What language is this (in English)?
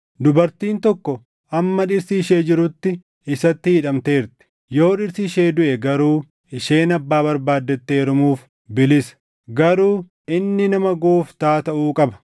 Oromo